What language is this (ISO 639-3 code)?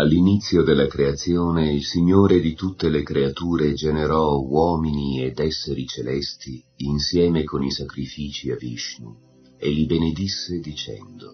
ita